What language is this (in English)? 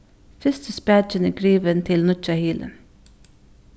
Faroese